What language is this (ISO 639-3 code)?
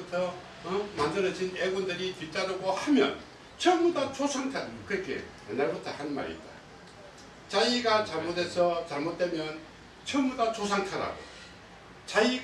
kor